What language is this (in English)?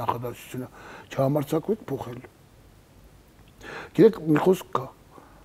Romanian